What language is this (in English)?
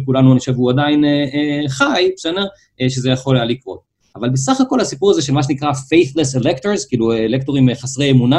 Hebrew